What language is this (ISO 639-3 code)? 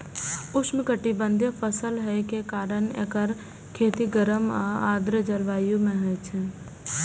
mai